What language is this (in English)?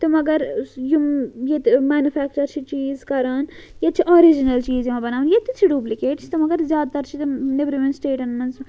Kashmiri